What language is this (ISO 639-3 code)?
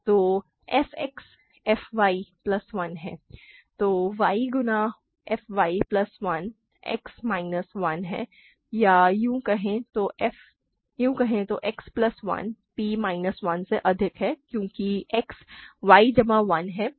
hin